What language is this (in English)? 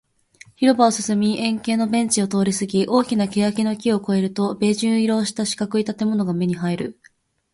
Japanese